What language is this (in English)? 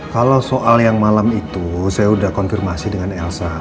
Indonesian